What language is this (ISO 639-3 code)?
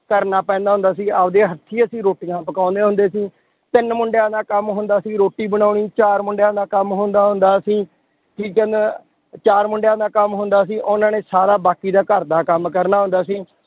pan